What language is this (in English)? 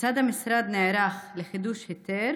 Hebrew